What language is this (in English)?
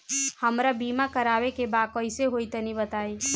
Bhojpuri